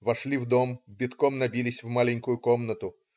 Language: Russian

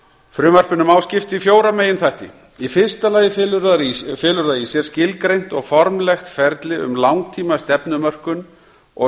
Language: Icelandic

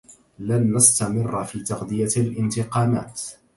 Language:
Arabic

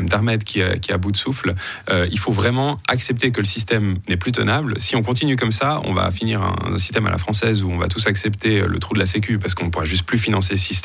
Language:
French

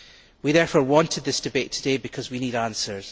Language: English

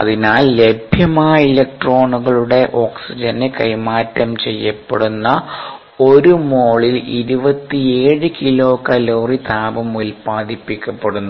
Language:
Malayalam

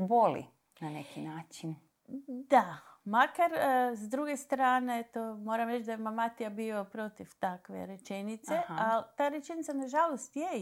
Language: Croatian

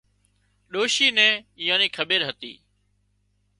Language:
Wadiyara Koli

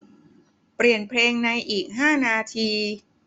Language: Thai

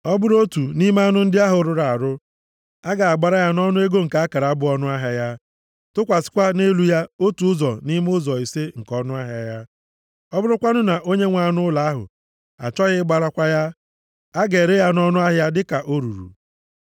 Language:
Igbo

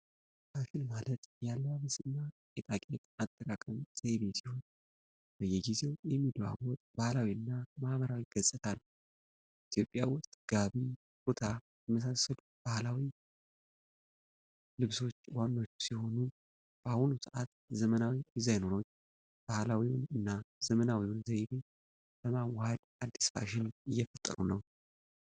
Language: Amharic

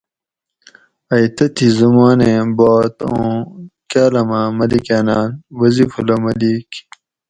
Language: Gawri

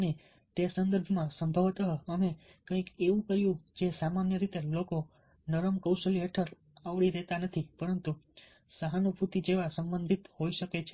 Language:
Gujarati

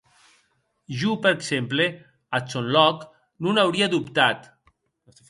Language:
Occitan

